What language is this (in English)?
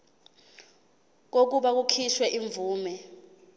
Zulu